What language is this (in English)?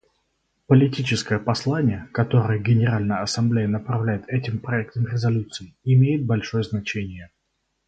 Russian